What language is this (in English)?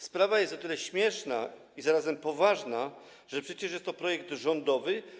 Polish